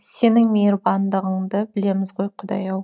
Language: Kazakh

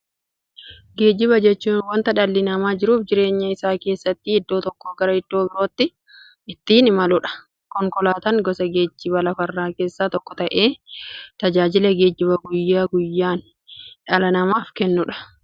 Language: Oromo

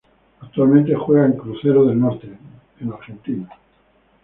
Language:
Spanish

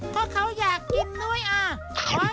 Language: Thai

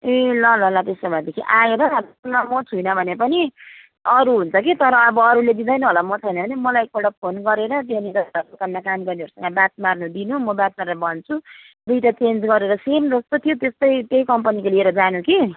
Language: Nepali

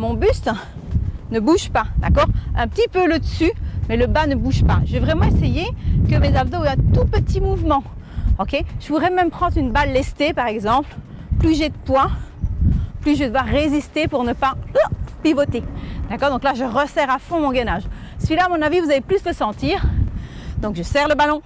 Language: French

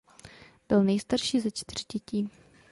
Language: Czech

